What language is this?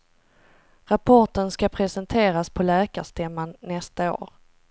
Swedish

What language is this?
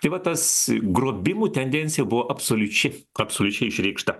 Lithuanian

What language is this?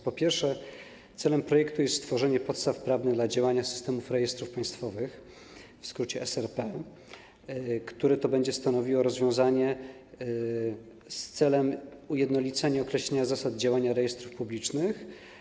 Polish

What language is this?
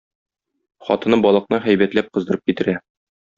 Tatar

